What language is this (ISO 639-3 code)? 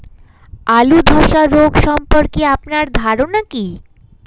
ben